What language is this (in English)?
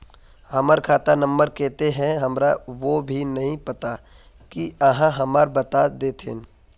Magahi